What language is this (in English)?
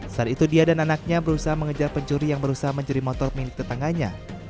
Indonesian